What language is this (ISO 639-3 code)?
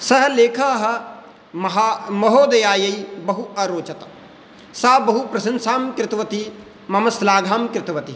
san